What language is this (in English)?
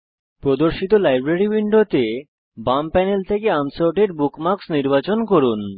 Bangla